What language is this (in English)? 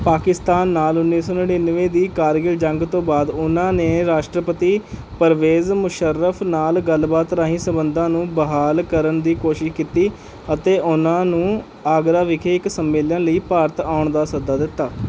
Punjabi